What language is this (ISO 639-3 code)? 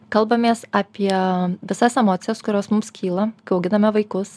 lit